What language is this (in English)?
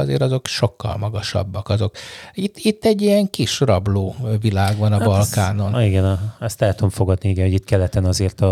Hungarian